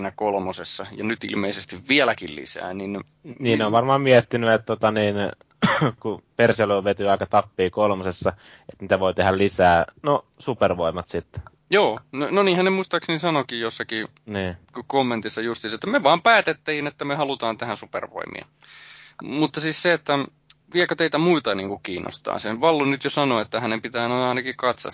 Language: Finnish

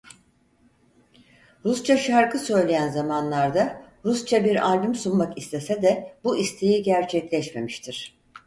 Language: Turkish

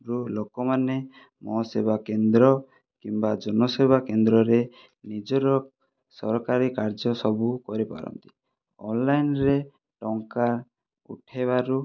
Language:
Odia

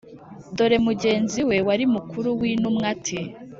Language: Kinyarwanda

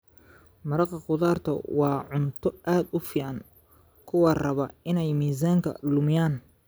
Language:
Somali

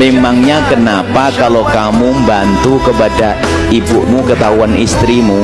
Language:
Indonesian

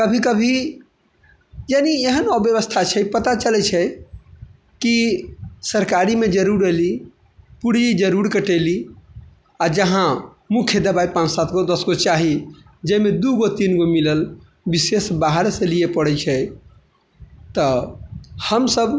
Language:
Maithili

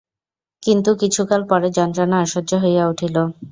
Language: Bangla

